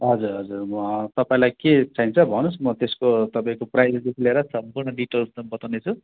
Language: Nepali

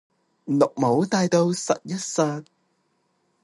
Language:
Cantonese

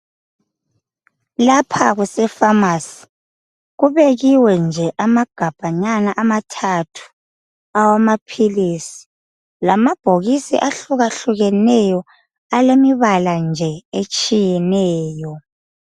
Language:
North Ndebele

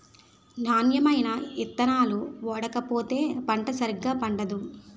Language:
Telugu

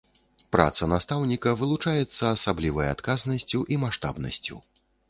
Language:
Belarusian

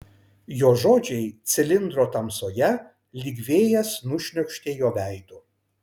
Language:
Lithuanian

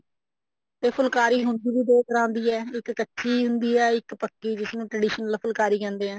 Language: Punjabi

